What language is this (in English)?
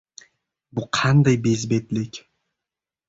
Uzbek